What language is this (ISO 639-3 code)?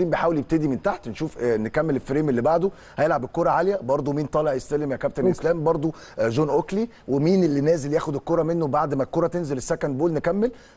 ara